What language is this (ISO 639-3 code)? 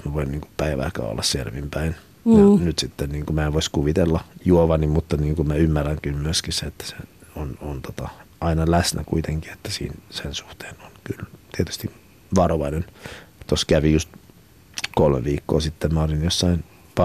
fin